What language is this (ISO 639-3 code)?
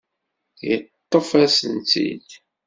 kab